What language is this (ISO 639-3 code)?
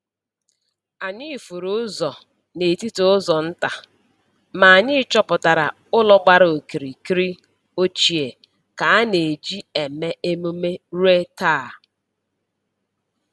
ibo